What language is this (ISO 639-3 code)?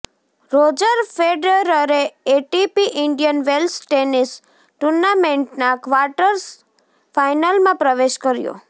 guj